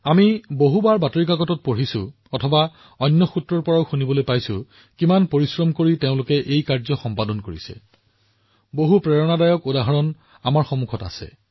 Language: Assamese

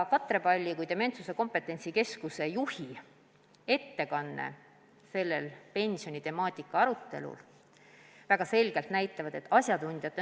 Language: Estonian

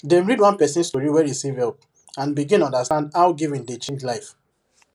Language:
Nigerian Pidgin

